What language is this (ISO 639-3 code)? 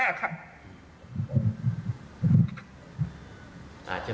tha